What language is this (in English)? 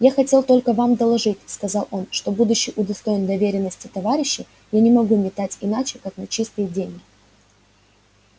Russian